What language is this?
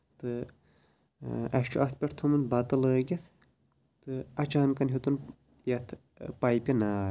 Kashmiri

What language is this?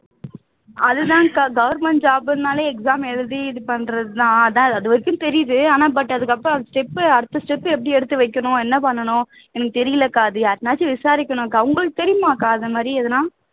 Tamil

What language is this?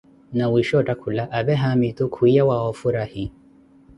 Koti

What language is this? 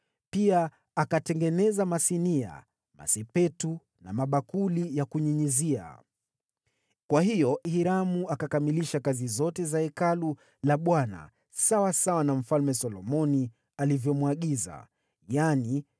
Swahili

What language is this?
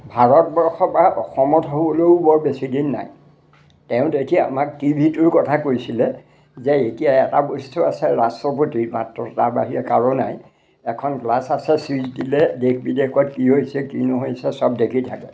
Assamese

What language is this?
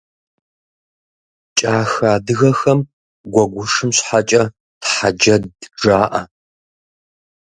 Kabardian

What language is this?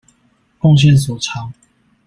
Chinese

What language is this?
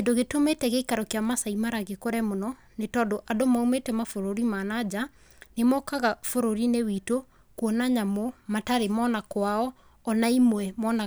Kikuyu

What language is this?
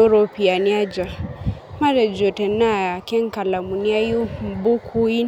Masai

